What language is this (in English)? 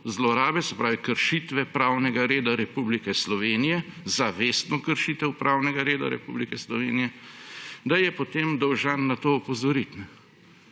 Slovenian